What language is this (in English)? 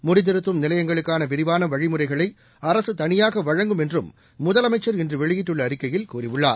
Tamil